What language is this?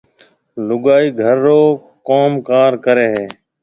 Marwari (Pakistan)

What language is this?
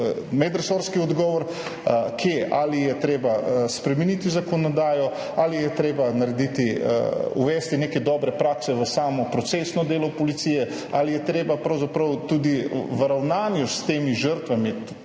Slovenian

